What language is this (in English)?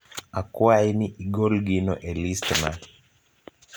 Luo (Kenya and Tanzania)